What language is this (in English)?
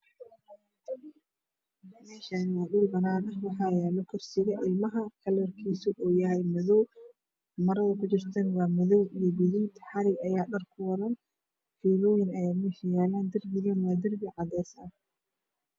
Somali